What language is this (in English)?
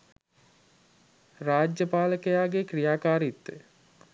Sinhala